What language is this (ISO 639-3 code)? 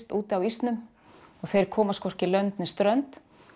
isl